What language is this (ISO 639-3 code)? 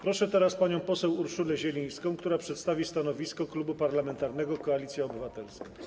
pol